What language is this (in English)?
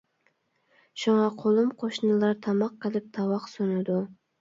Uyghur